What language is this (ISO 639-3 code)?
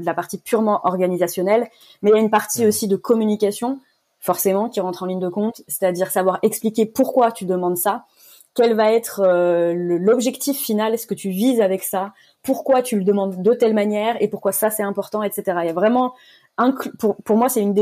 fra